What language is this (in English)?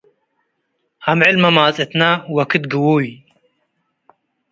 Tigre